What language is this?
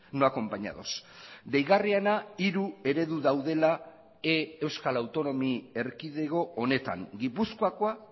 Basque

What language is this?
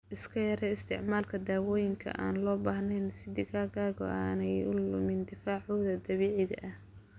Somali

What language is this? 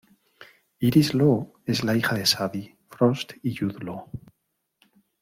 Spanish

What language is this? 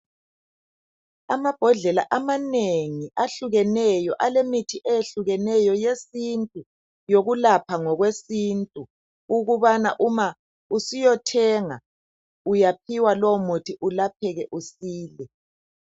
North Ndebele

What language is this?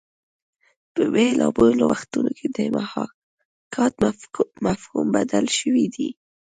Pashto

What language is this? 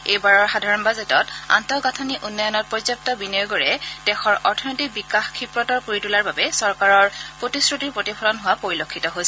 Assamese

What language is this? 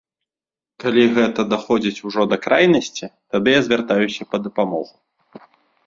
Belarusian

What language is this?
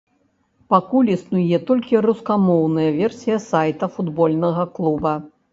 Belarusian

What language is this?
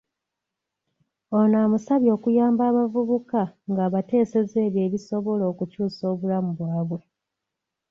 Ganda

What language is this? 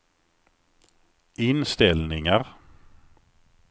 Swedish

